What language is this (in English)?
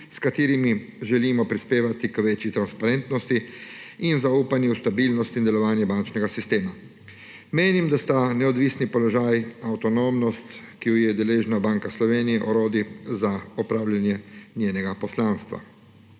Slovenian